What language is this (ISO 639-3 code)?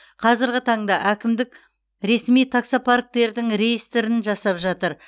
kaz